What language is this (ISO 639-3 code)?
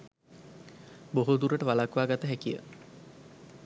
sin